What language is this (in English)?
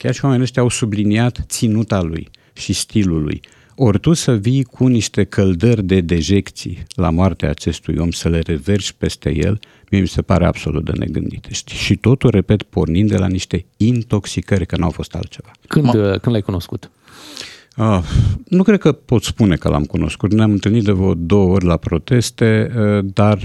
Romanian